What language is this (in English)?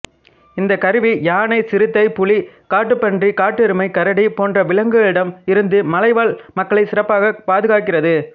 Tamil